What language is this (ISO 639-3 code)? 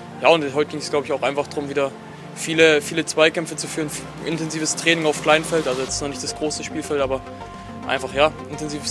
deu